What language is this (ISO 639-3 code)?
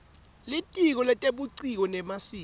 ssw